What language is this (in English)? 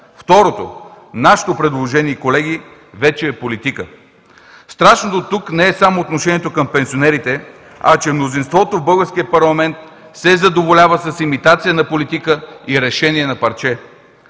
Bulgarian